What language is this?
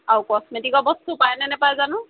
Assamese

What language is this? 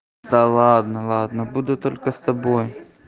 Russian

